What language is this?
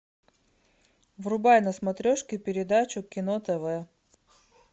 Russian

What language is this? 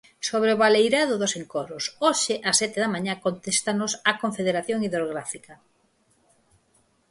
Galician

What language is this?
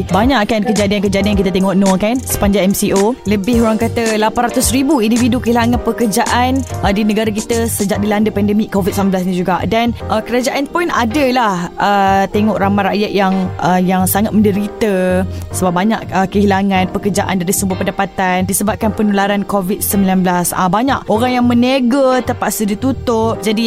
Malay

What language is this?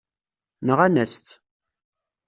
Kabyle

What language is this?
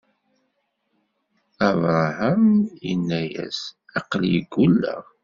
Kabyle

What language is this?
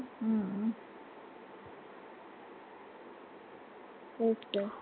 Marathi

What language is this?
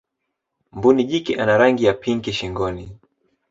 Swahili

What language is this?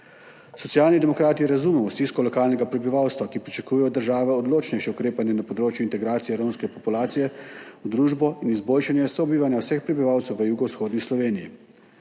Slovenian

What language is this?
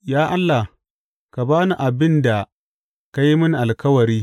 Hausa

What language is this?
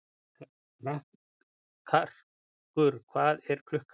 Icelandic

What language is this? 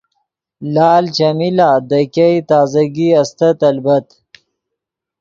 Yidgha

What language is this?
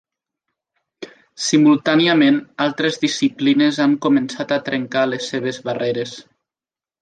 Catalan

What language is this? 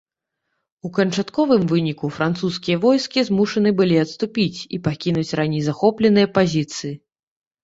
Belarusian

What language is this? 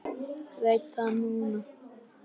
Icelandic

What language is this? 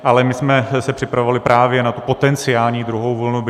Czech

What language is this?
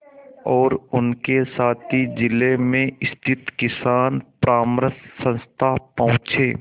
Hindi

